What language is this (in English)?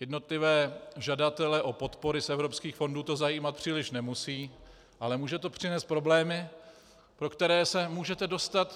Czech